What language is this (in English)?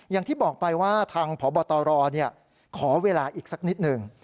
Thai